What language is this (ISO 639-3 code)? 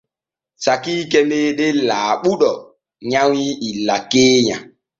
fue